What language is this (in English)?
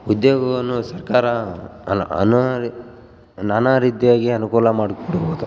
Kannada